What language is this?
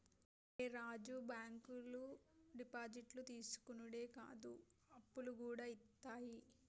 Telugu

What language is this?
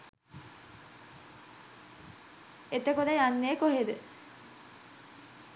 Sinhala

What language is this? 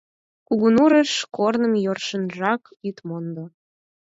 Mari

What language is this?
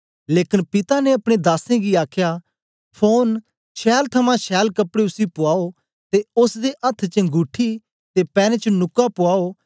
Dogri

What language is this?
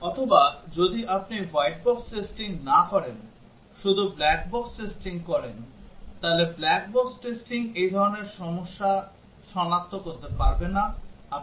Bangla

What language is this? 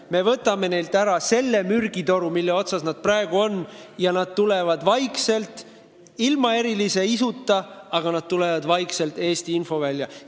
Estonian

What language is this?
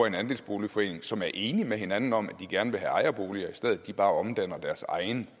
Danish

